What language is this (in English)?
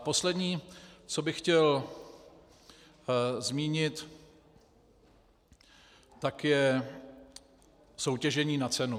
Czech